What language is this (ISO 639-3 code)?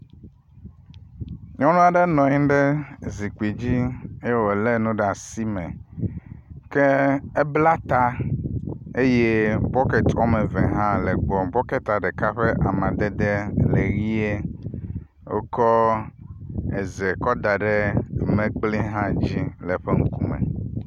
ewe